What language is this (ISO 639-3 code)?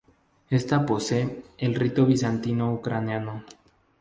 spa